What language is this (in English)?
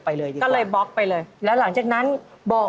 Thai